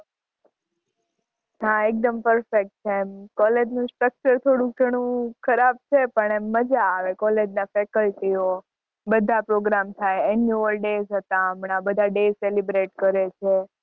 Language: Gujarati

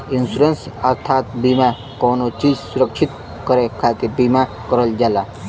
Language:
Bhojpuri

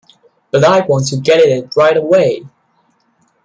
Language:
English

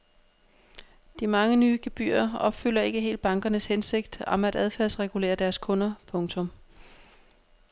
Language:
Danish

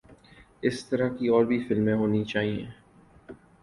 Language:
Urdu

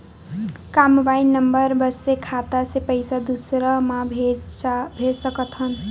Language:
Chhattisgarhi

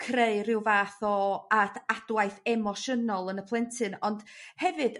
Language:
Welsh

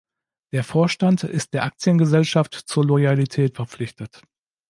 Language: German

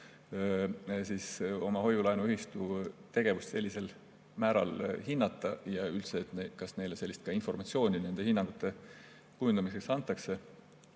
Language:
Estonian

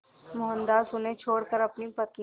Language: Hindi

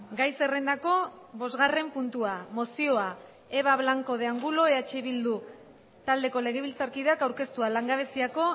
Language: Basque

